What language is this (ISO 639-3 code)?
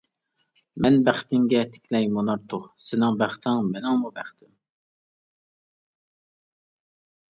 uig